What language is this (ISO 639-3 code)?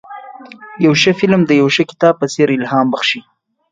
pus